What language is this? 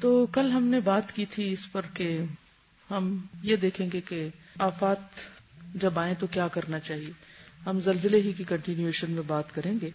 Urdu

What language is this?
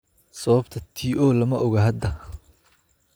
Somali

